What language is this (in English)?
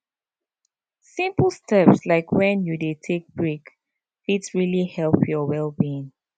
Nigerian Pidgin